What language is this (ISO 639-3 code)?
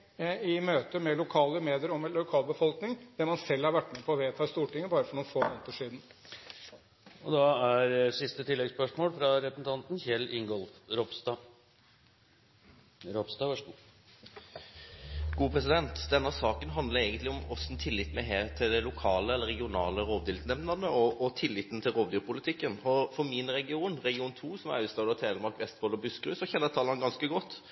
nor